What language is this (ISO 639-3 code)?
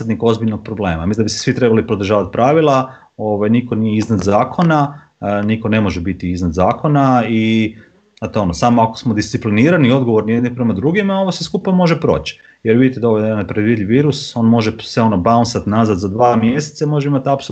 hrv